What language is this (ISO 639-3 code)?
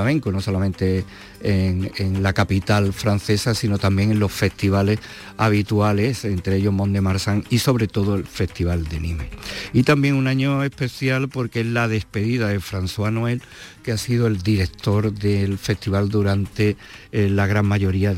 spa